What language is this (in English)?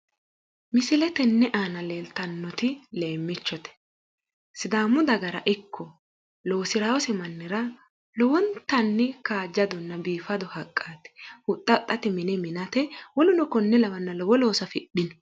Sidamo